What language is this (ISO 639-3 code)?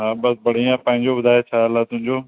snd